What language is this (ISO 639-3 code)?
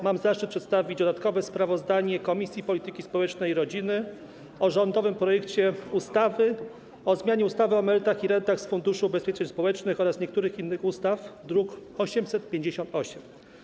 pol